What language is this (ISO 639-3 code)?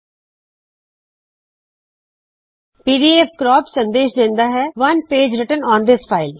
pan